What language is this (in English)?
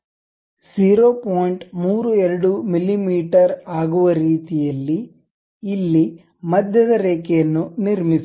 Kannada